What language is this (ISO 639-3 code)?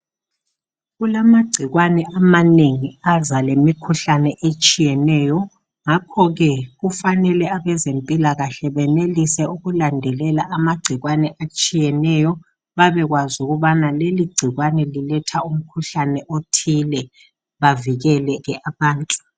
nde